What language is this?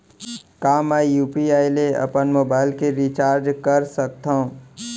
Chhattisgarhi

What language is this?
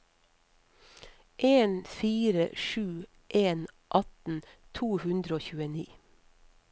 Norwegian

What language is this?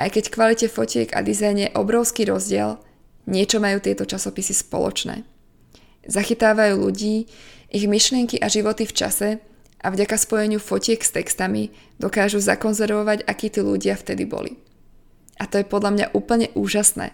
Slovak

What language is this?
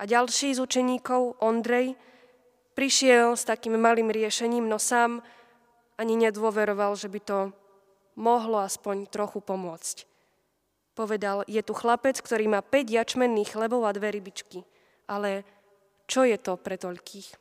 Slovak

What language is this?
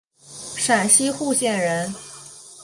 Chinese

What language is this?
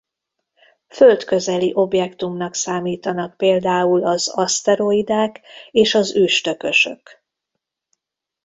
Hungarian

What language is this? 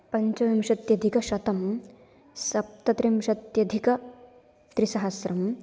Sanskrit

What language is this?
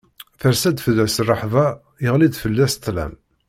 Kabyle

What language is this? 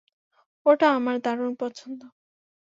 Bangla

